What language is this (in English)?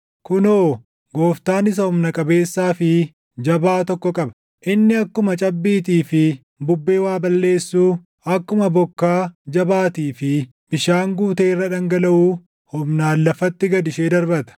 Oromo